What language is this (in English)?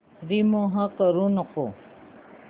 Marathi